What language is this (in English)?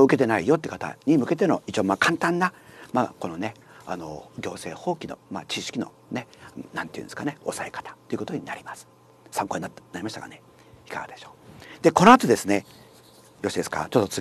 Japanese